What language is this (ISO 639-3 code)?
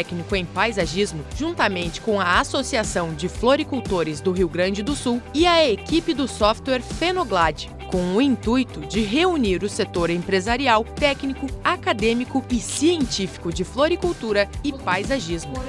por